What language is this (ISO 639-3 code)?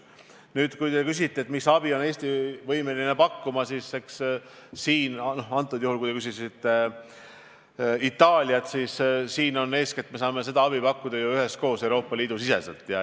est